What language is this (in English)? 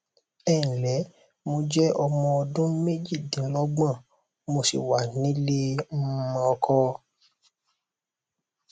Yoruba